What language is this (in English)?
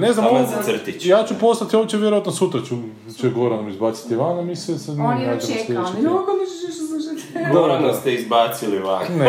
Croatian